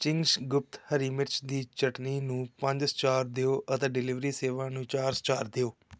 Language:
Punjabi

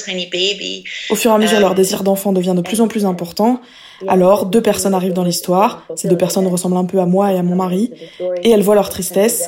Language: French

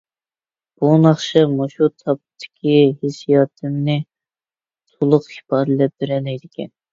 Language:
Uyghur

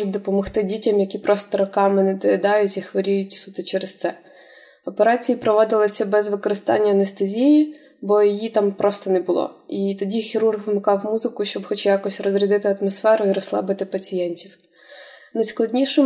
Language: Ukrainian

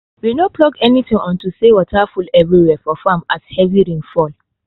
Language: Nigerian Pidgin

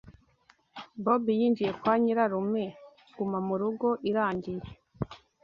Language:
Kinyarwanda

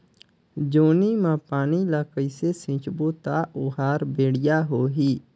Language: Chhattisgarhi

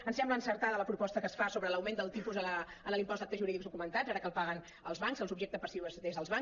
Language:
Catalan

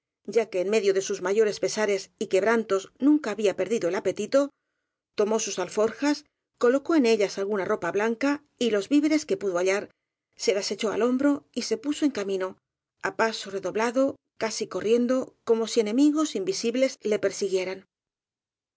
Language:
Spanish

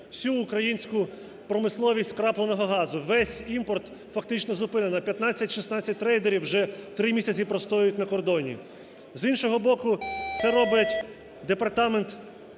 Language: Ukrainian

